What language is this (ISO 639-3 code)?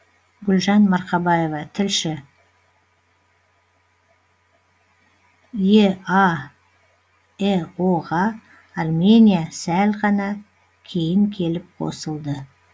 kaz